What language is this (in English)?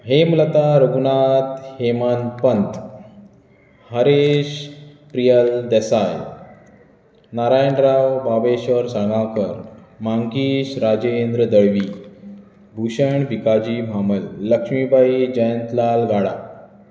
Konkani